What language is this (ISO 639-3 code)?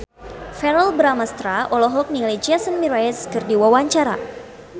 sun